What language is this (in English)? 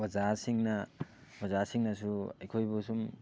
Manipuri